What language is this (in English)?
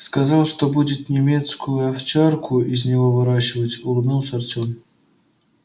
Russian